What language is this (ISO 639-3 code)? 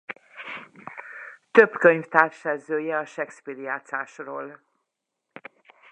hun